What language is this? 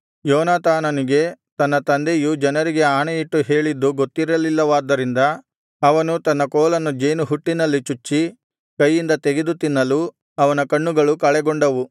Kannada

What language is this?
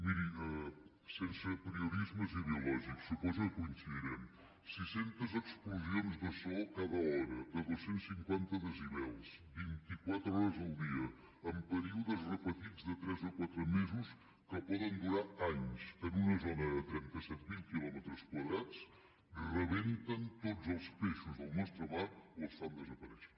Catalan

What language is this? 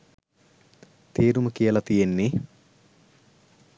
Sinhala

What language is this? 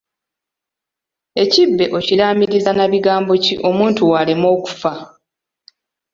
Ganda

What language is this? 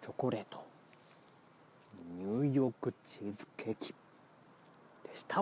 Japanese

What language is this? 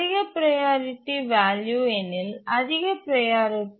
Tamil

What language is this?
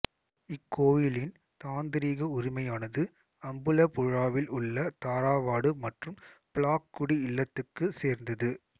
Tamil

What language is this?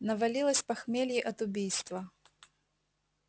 Russian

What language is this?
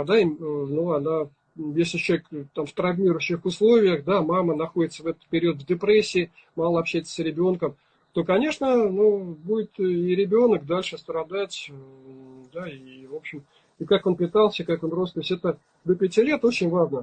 Russian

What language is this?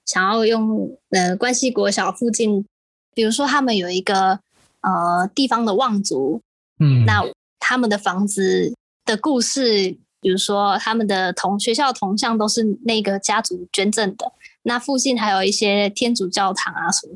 Chinese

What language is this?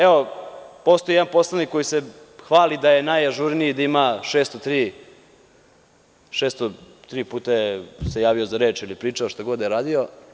Serbian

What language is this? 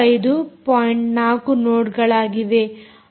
Kannada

